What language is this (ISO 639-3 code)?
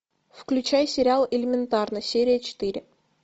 rus